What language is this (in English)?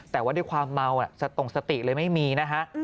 Thai